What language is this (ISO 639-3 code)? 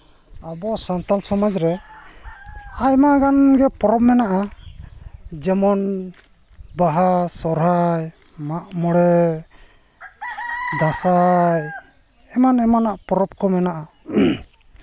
sat